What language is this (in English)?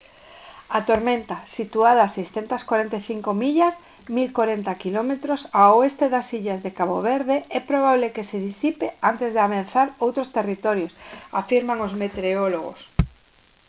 Galician